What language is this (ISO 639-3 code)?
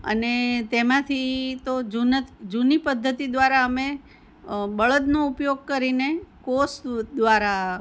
guj